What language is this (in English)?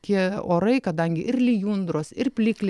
Lithuanian